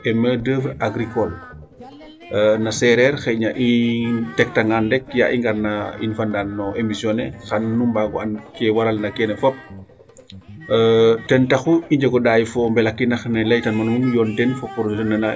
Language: Serer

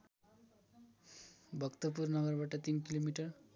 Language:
Nepali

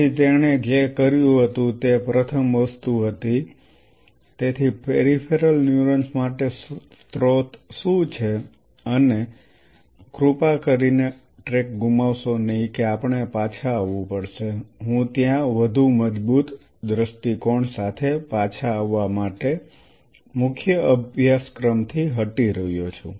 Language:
Gujarati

